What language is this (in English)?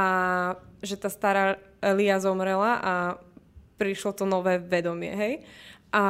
Slovak